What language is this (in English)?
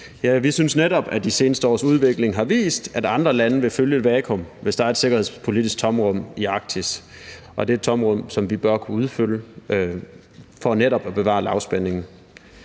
Danish